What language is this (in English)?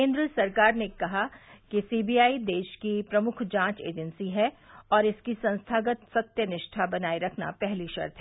Hindi